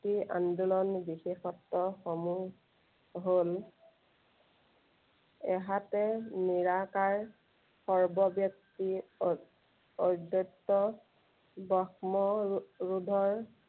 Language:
Assamese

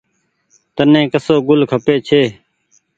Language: Goaria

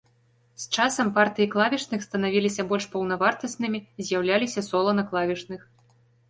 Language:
Belarusian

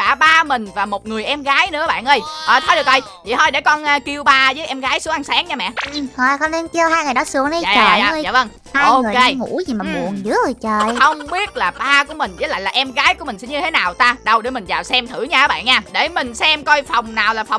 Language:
Vietnamese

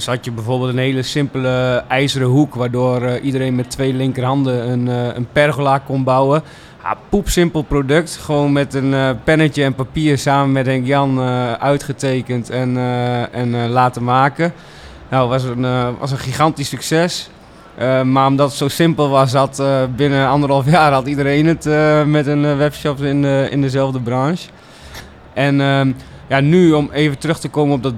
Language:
Dutch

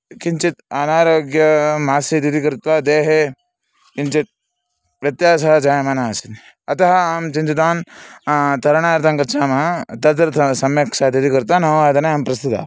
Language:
Sanskrit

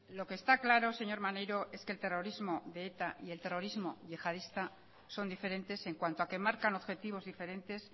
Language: Spanish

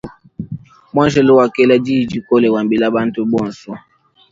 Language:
Luba-Lulua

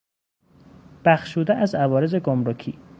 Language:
Persian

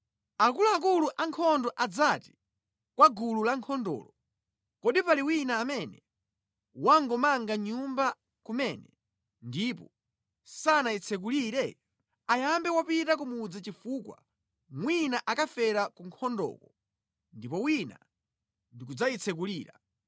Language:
Nyanja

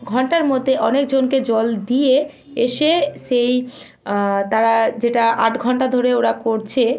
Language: Bangla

